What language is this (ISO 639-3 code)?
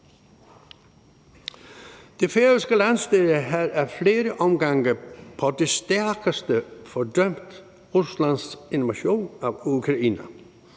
dan